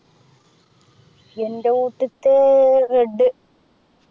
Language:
Malayalam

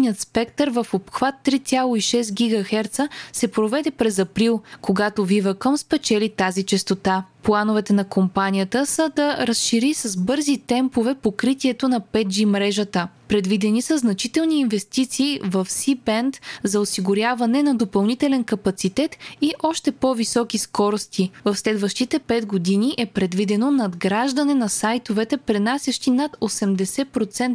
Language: Bulgarian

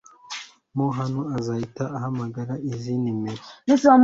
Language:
Kinyarwanda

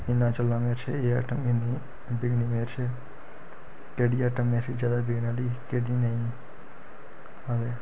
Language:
Dogri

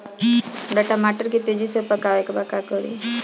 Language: Bhojpuri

